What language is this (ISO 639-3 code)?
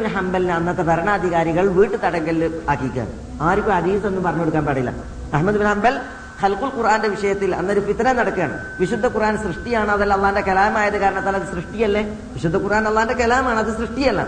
mal